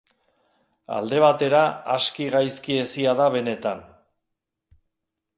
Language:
Basque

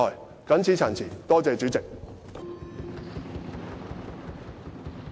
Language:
Cantonese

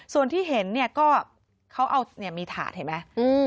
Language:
Thai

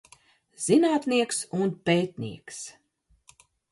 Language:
Latvian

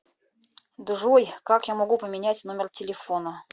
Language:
Russian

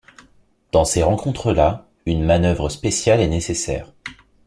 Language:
French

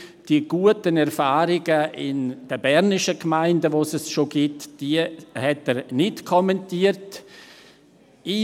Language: Swiss German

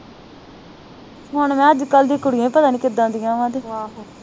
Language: Punjabi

